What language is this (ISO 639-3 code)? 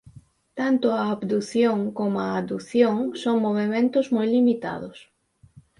glg